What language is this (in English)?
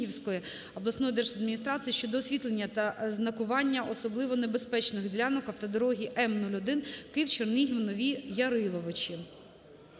Ukrainian